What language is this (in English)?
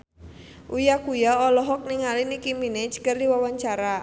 Sundanese